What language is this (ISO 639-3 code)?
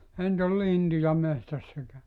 fin